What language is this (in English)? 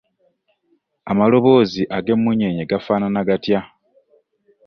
Ganda